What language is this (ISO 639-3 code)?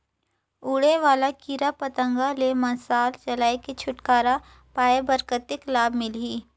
hne